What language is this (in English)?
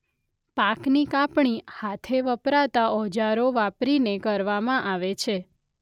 Gujarati